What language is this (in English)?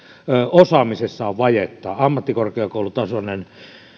Finnish